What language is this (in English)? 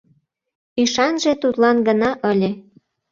Mari